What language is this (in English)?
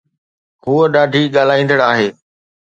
Sindhi